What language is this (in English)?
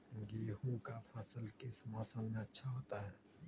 Magahi